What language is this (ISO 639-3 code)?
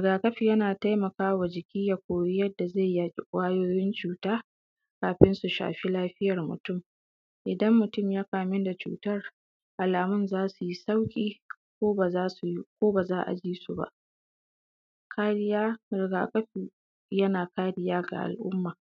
hau